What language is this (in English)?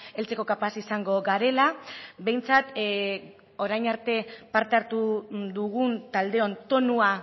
Basque